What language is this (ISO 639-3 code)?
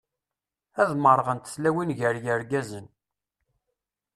kab